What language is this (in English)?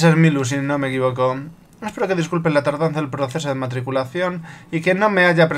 Spanish